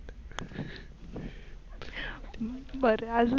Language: Marathi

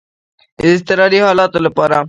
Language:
Pashto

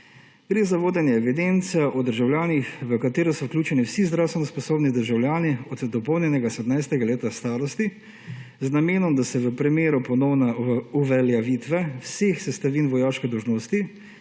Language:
Slovenian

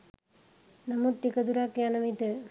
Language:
Sinhala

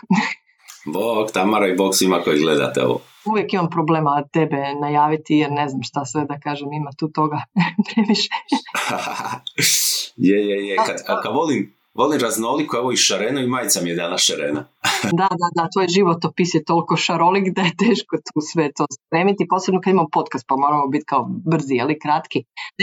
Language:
Croatian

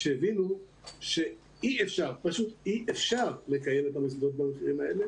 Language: Hebrew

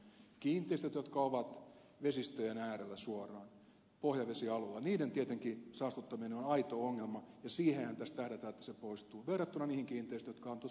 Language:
Finnish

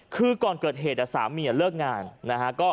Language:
Thai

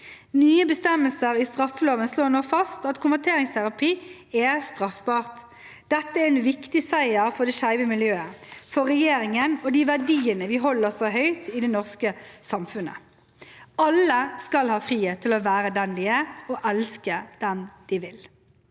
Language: Norwegian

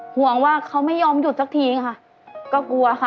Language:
Thai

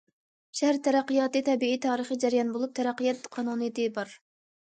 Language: Uyghur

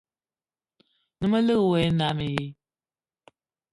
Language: Eton (Cameroon)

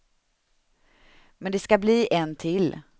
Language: Swedish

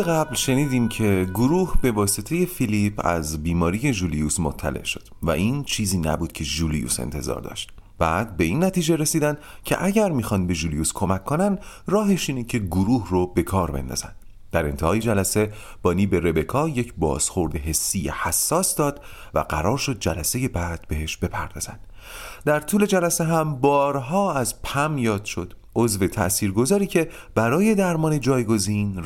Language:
Persian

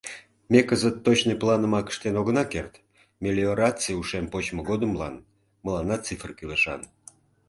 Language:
Mari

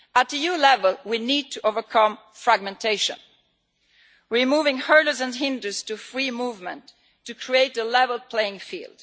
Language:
English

